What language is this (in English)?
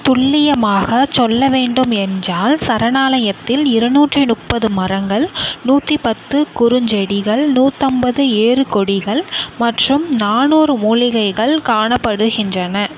Tamil